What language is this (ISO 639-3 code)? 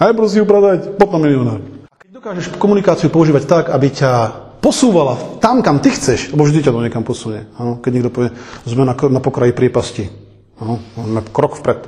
slk